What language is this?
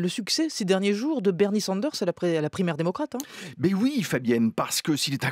French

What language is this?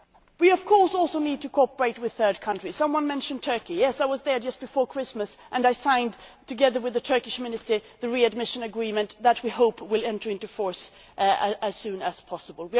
English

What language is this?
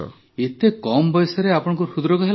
Odia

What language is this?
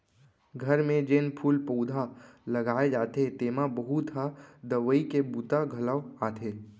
Chhattisgarhi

